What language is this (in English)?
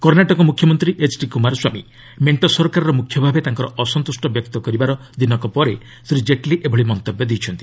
Odia